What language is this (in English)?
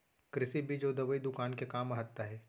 Chhattisgarhi